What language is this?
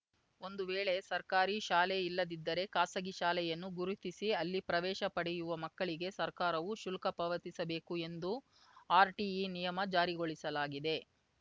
Kannada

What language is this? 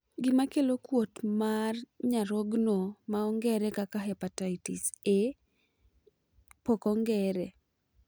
Luo (Kenya and Tanzania)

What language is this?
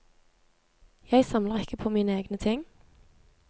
Norwegian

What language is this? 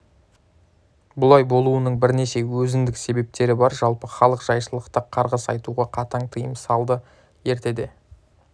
Kazakh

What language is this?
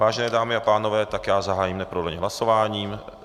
Czech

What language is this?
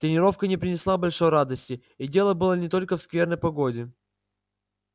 Russian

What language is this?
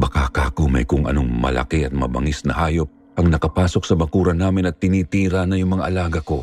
Filipino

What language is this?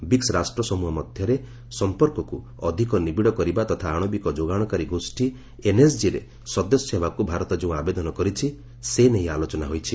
Odia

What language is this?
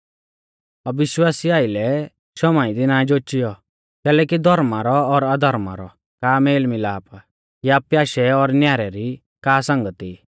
Mahasu Pahari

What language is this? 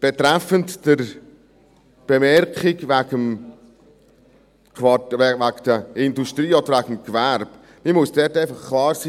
Swiss German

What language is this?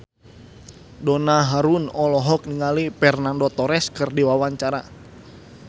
Sundanese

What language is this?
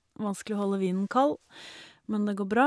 Norwegian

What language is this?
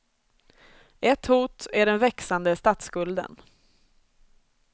Swedish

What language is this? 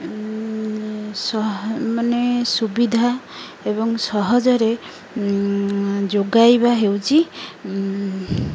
Odia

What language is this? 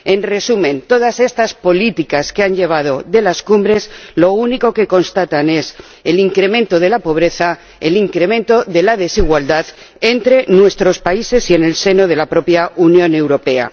Spanish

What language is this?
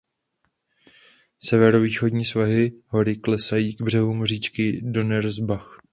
Czech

